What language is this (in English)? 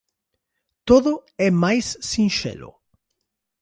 Galician